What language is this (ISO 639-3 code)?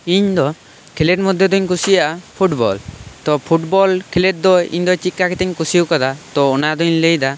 sat